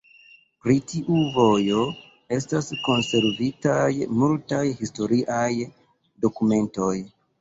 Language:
Esperanto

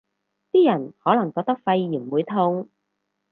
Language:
Cantonese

